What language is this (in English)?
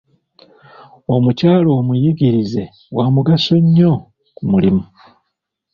Ganda